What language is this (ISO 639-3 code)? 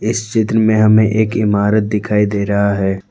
hin